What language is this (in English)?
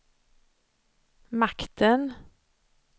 Swedish